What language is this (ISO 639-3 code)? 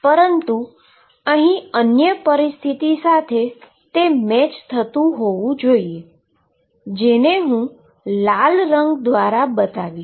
guj